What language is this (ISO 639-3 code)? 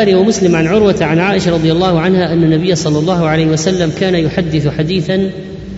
ara